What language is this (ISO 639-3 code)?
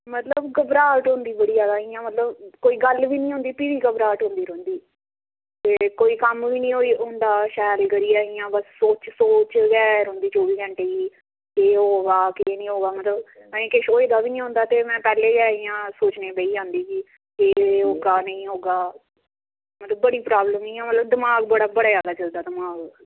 doi